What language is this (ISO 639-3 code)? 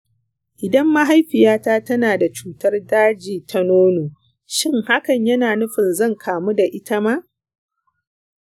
hau